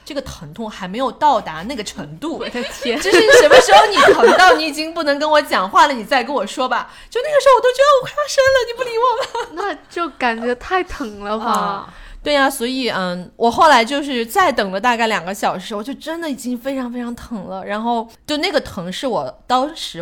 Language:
Chinese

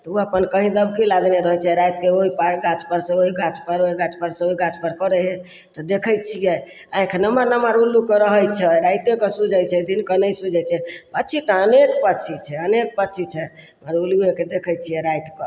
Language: Maithili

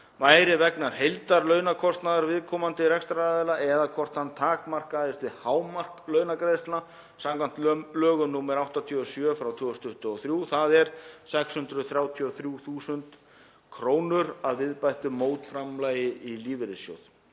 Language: Icelandic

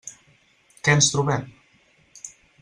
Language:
Catalan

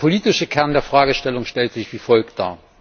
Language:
German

